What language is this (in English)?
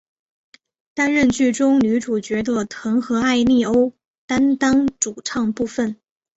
Chinese